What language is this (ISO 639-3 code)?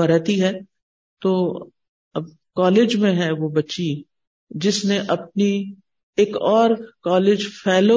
urd